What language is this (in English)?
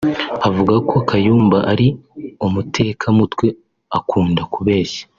Kinyarwanda